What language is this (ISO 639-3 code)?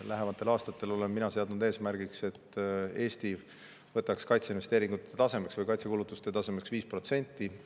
est